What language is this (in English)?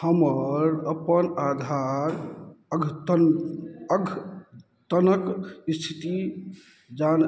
Maithili